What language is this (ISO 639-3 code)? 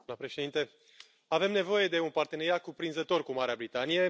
ron